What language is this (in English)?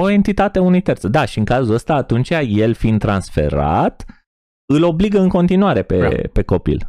Romanian